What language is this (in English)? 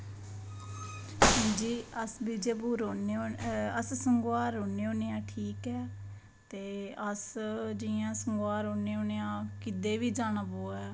Dogri